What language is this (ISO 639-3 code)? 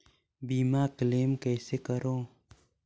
hne